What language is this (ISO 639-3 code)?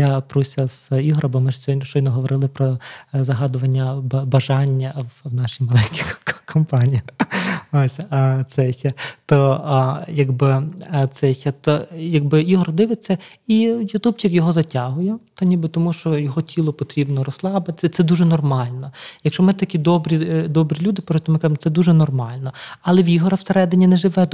ukr